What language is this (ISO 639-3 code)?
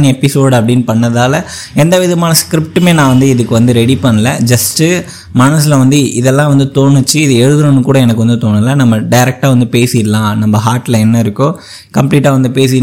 tam